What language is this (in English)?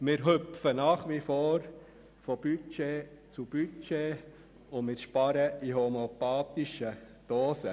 Swiss German